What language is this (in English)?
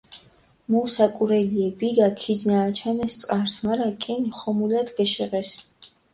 Mingrelian